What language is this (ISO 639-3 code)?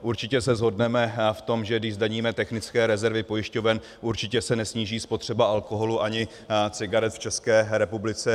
ces